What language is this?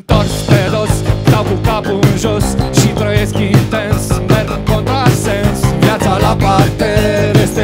Romanian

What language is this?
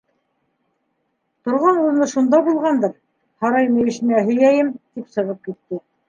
Bashkir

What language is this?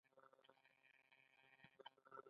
Pashto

